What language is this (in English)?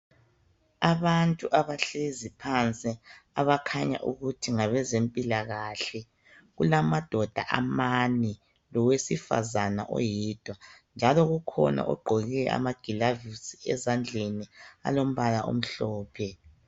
North Ndebele